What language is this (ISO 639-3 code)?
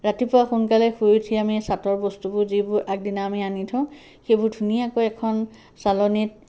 asm